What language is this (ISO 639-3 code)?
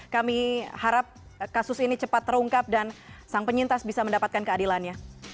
ind